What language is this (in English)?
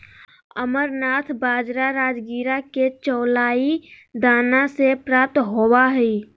Magahi